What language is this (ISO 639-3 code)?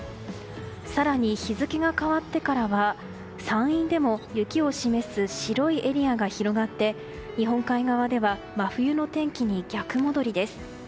jpn